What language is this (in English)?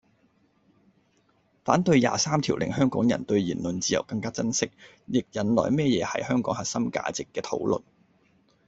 Cantonese